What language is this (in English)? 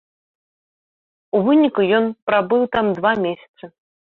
Belarusian